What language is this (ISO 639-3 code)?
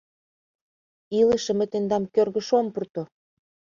chm